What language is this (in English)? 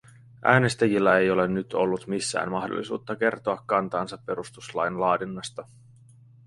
Finnish